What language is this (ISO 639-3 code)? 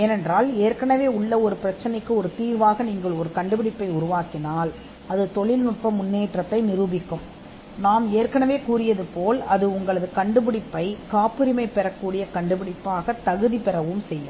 tam